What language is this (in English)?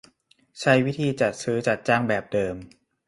Thai